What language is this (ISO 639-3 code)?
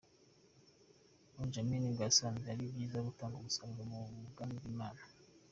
kin